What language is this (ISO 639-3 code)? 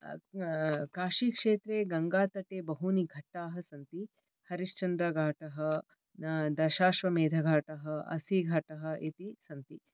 san